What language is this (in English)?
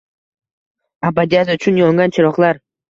Uzbek